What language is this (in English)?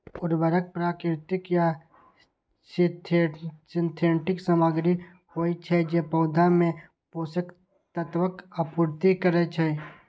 Maithili